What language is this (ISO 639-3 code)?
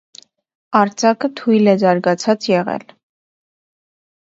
hye